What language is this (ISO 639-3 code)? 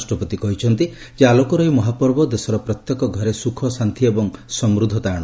ori